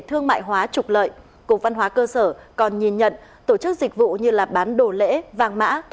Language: Vietnamese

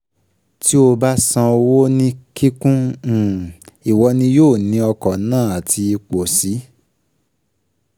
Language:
Yoruba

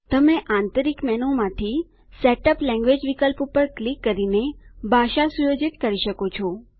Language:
Gujarati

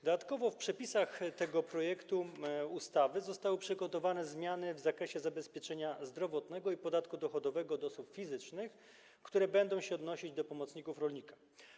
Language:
Polish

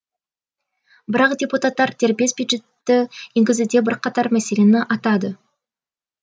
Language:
Kazakh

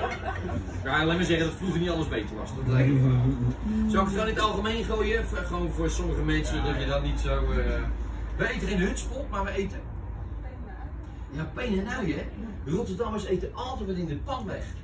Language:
Dutch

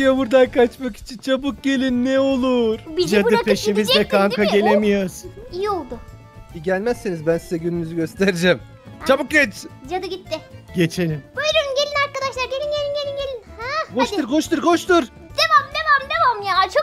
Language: Turkish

